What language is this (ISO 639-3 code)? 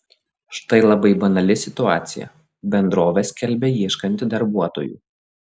lit